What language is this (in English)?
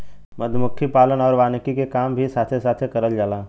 Bhojpuri